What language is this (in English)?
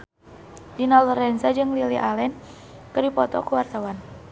Sundanese